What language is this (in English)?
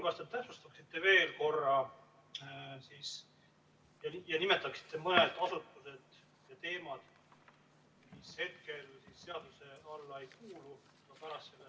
Estonian